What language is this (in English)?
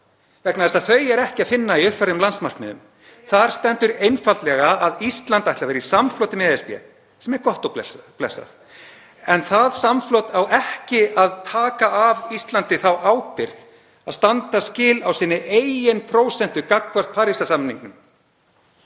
Icelandic